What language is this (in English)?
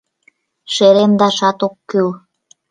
Mari